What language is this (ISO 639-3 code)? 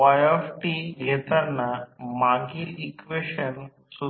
mar